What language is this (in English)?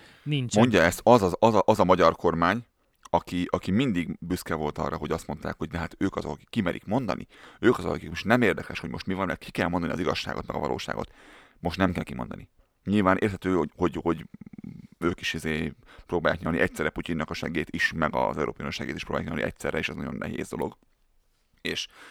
Hungarian